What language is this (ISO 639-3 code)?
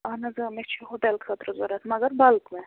kas